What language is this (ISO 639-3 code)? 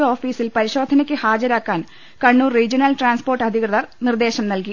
mal